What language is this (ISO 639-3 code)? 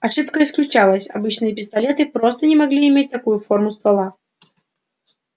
rus